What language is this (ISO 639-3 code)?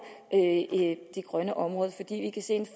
dan